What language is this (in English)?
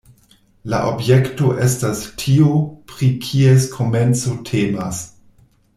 Esperanto